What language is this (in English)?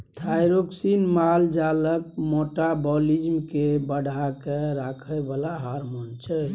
Maithili